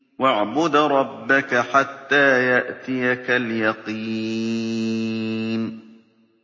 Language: Arabic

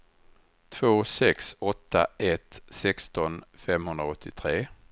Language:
Swedish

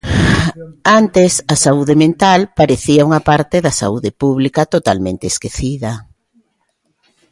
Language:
Galician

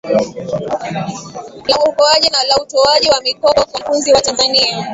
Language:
Swahili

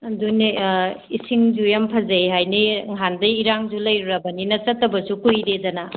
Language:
Manipuri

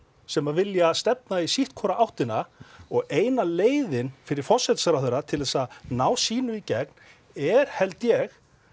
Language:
Icelandic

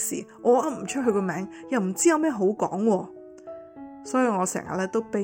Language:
Chinese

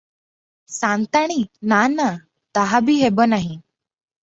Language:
Odia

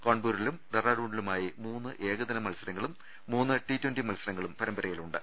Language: Malayalam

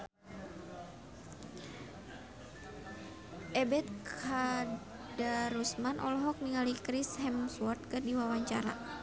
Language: Sundanese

